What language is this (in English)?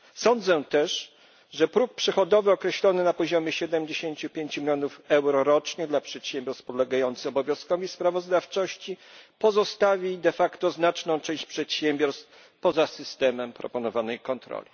Polish